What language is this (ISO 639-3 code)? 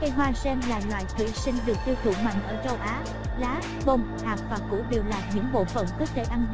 vie